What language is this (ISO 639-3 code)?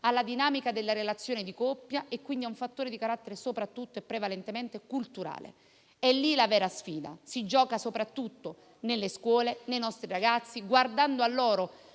ita